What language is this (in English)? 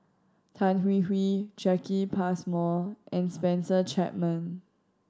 English